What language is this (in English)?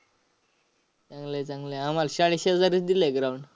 Marathi